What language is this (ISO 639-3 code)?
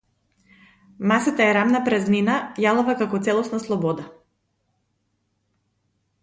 mkd